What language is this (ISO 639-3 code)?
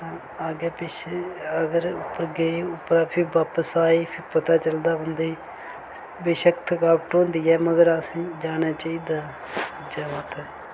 doi